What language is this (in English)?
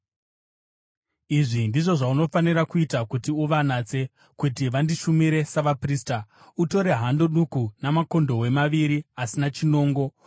Shona